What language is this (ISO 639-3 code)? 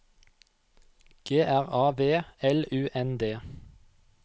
nor